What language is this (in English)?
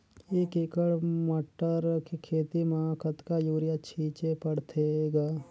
Chhattisgarhi